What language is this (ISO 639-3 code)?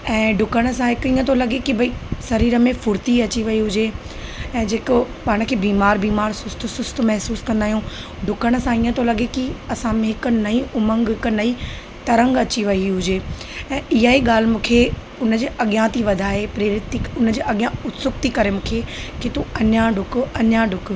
snd